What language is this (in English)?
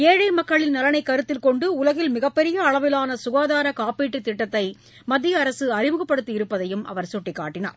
Tamil